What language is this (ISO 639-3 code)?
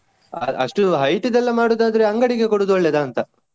kan